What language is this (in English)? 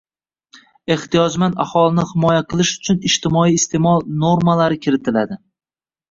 Uzbek